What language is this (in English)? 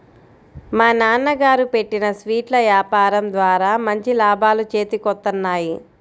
Telugu